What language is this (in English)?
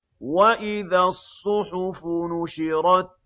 Arabic